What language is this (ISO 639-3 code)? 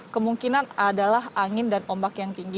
ind